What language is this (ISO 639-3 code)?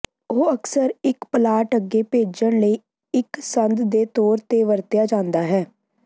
pan